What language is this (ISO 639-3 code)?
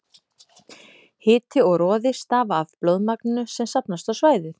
isl